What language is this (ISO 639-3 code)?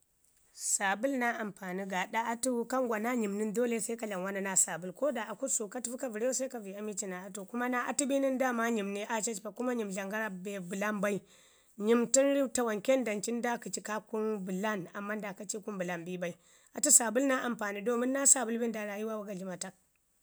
ngi